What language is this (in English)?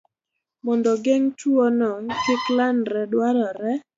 Luo (Kenya and Tanzania)